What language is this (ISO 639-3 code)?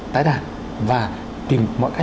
vie